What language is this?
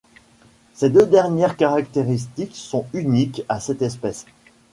French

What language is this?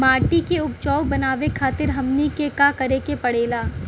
Bhojpuri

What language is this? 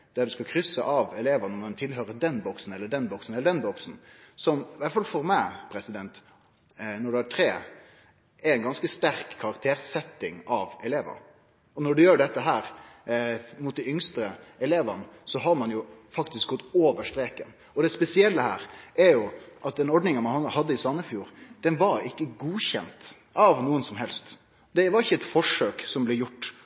Norwegian Nynorsk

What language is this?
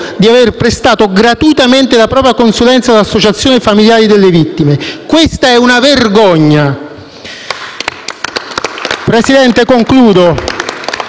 Italian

